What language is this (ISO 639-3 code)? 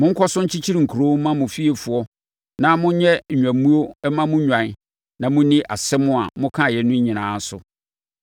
aka